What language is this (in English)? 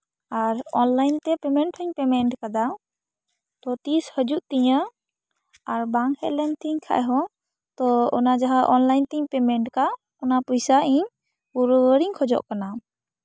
Santali